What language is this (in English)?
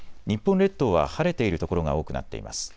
Japanese